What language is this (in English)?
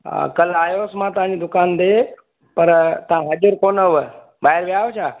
Sindhi